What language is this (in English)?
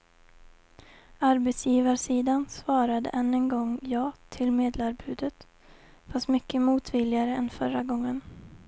Swedish